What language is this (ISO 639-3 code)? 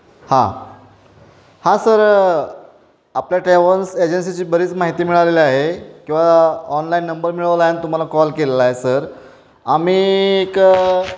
mar